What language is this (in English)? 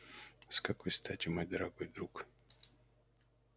Russian